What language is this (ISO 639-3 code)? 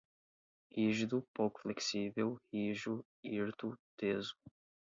por